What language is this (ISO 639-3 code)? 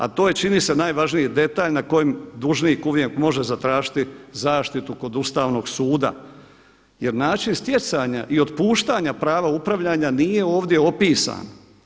hrv